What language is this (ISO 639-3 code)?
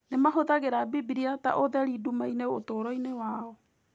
kik